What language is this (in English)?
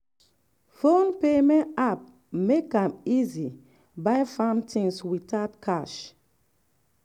Nigerian Pidgin